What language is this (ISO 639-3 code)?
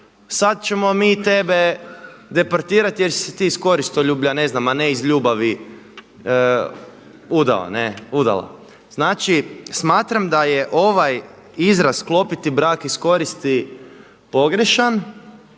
hrv